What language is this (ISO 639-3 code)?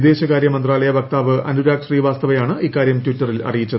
mal